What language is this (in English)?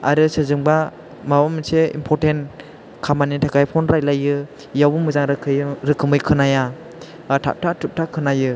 Bodo